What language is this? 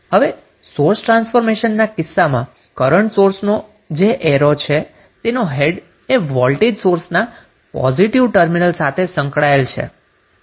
Gujarati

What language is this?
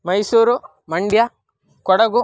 Sanskrit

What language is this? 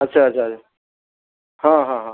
Odia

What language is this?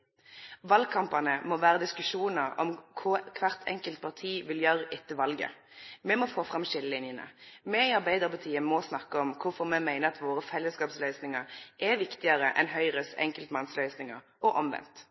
Norwegian Nynorsk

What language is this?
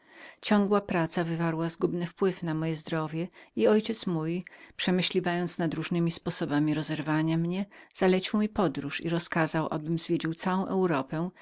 Polish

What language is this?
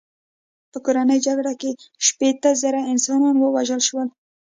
Pashto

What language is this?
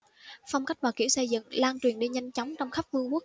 Vietnamese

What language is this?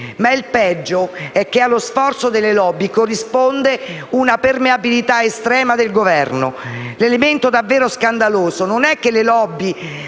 Italian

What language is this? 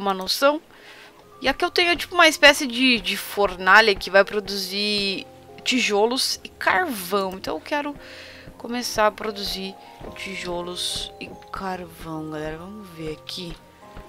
Portuguese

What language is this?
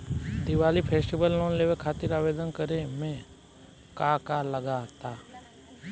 Bhojpuri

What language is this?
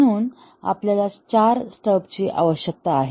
Marathi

